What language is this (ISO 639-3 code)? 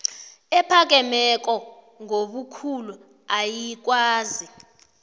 nbl